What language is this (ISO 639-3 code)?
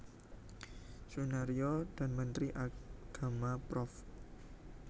jav